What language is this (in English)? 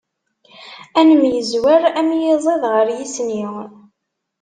Kabyle